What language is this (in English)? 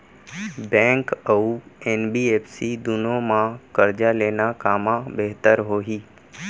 Chhattisgarhi